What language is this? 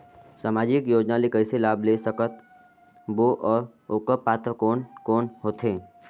Chhattisgarhi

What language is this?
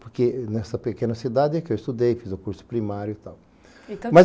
Portuguese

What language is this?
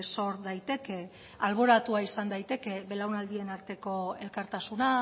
Basque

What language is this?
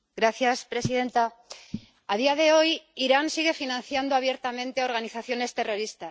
Spanish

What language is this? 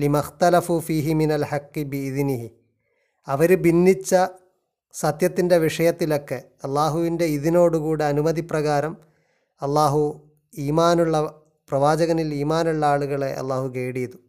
Malayalam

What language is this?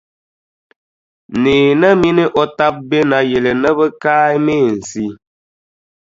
Dagbani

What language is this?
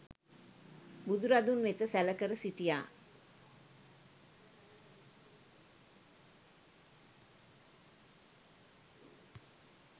Sinhala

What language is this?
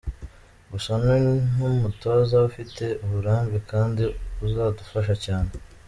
Kinyarwanda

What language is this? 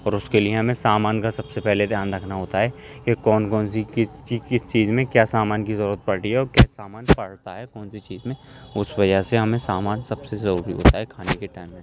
Urdu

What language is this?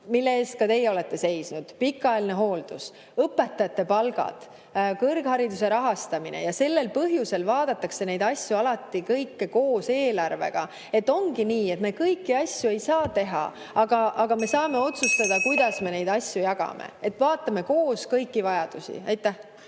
Estonian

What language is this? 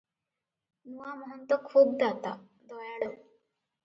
Odia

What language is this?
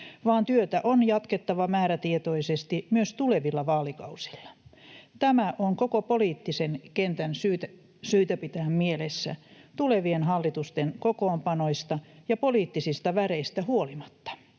Finnish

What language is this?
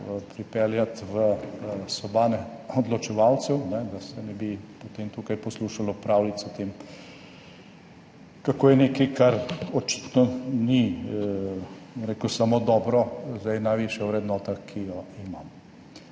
Slovenian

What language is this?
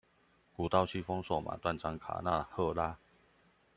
Chinese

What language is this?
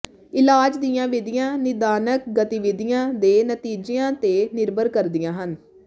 Punjabi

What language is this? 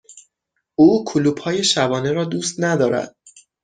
Persian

